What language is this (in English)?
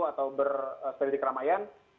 Indonesian